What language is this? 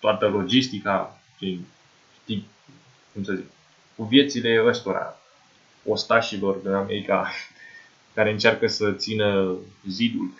Romanian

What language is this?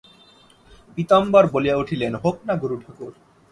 Bangla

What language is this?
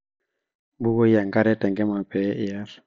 Masai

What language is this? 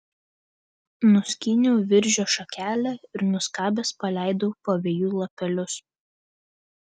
Lithuanian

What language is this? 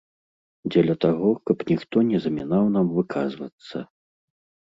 Belarusian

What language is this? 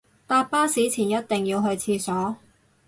Cantonese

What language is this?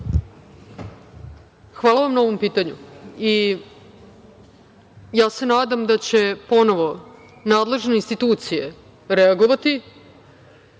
Serbian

